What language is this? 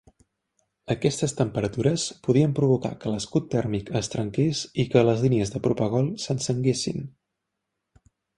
Catalan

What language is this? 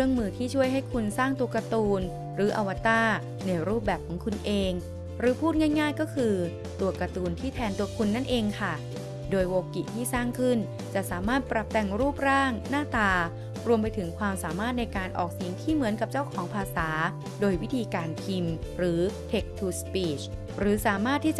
Thai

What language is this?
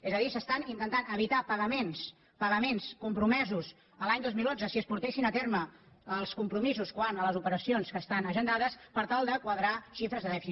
Catalan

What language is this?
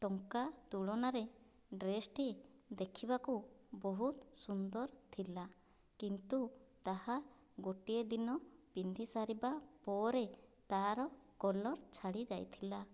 Odia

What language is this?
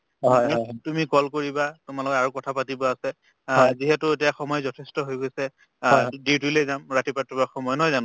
Assamese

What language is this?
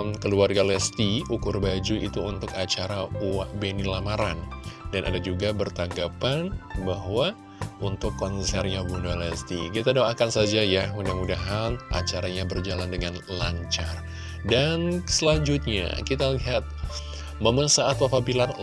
Indonesian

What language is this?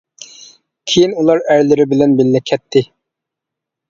Uyghur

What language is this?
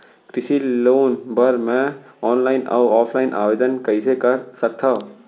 Chhattisgarhi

